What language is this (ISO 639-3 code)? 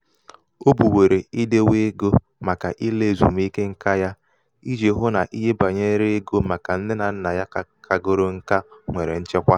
ibo